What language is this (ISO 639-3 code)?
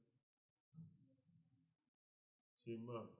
pan